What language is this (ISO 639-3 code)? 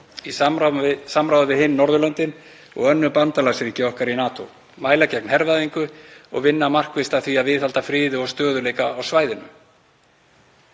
isl